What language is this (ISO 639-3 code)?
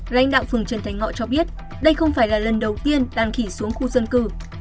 vie